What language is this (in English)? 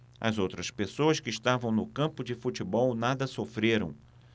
Portuguese